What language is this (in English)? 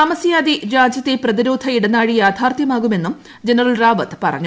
Malayalam